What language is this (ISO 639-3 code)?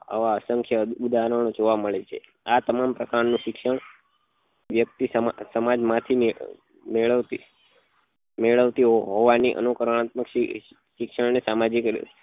guj